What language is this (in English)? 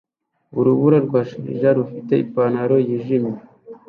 Kinyarwanda